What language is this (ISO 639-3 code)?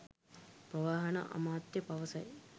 sin